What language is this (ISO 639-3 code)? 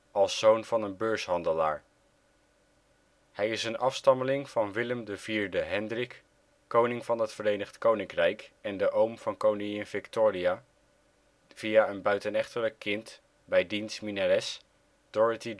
nld